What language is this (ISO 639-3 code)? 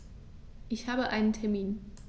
deu